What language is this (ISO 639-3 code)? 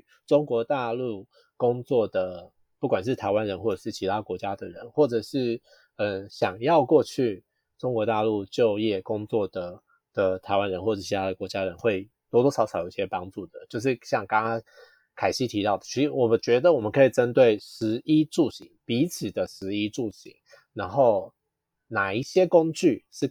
zho